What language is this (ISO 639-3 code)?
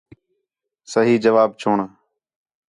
xhe